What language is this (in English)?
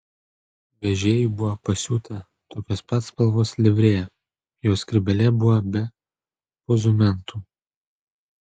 Lithuanian